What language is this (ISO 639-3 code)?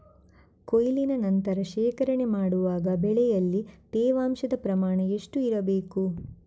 kan